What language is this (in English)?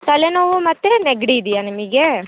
Kannada